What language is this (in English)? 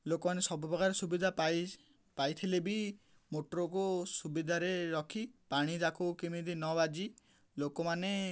Odia